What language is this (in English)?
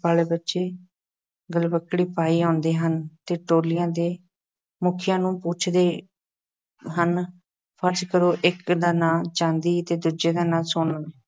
Punjabi